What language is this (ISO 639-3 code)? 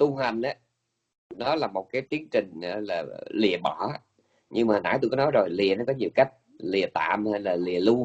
vie